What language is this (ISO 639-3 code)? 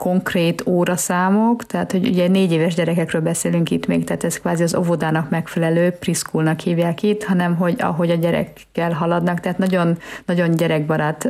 hun